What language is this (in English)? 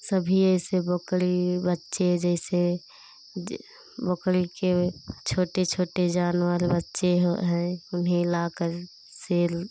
Hindi